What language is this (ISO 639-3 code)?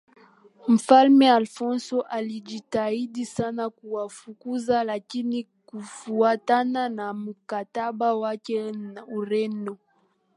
swa